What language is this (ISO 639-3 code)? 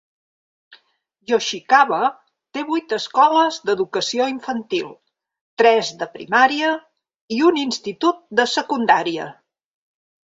cat